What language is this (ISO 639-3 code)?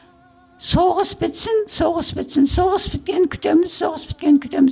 kaz